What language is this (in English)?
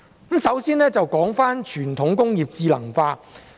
Cantonese